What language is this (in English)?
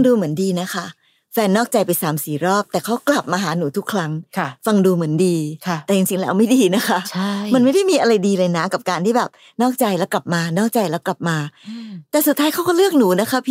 Thai